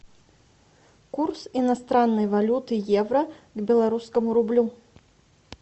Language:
Russian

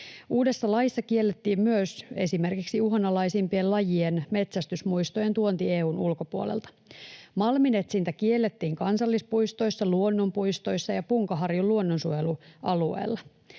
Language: Finnish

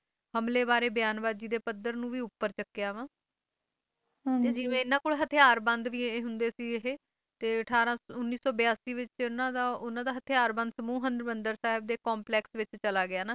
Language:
Punjabi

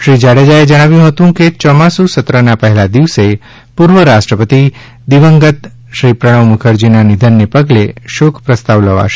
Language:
Gujarati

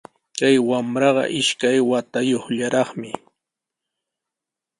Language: Sihuas Ancash Quechua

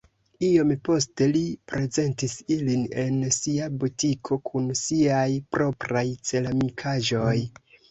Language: Esperanto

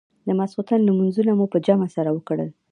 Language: Pashto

